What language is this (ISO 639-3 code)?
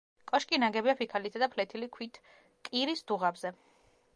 kat